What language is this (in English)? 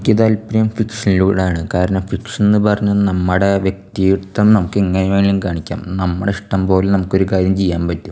Malayalam